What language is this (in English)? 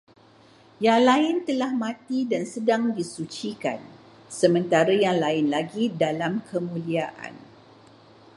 Malay